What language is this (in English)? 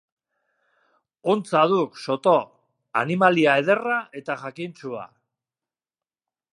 Basque